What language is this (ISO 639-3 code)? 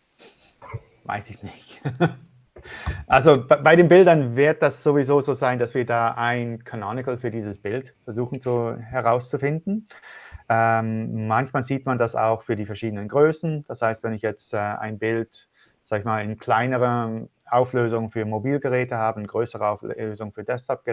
deu